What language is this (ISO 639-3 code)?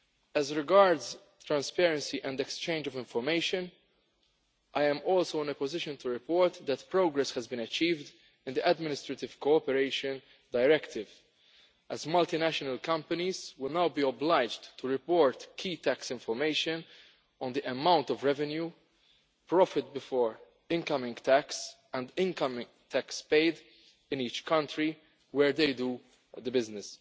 eng